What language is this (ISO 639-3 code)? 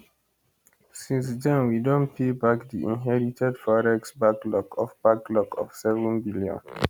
pcm